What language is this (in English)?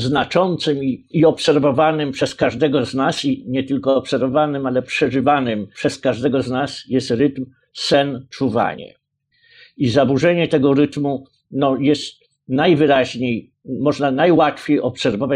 Polish